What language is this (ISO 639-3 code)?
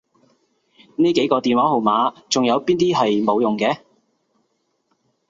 yue